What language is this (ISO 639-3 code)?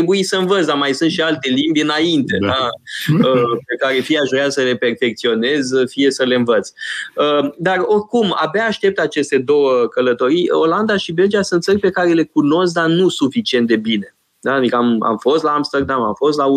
ron